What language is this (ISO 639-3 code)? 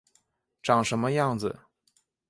zho